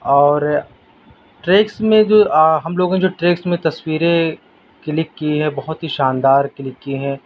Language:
Urdu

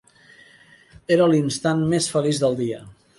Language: Catalan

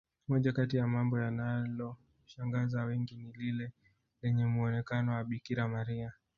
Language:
Swahili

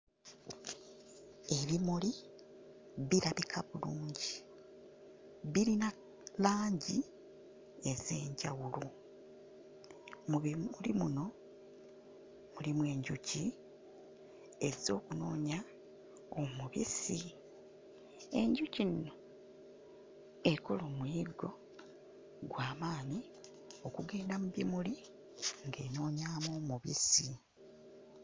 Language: Ganda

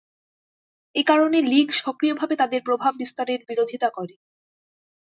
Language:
Bangla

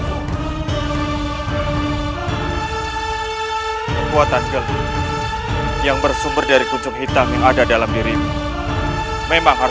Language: Indonesian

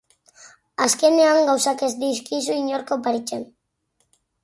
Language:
Basque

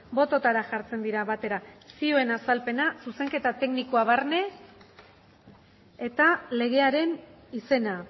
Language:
Basque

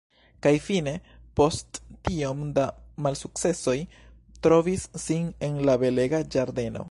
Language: Esperanto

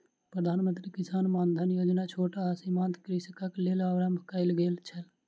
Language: Maithili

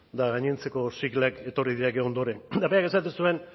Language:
Basque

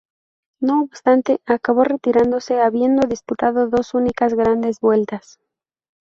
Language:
Spanish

